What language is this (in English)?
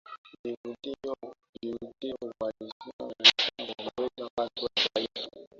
Swahili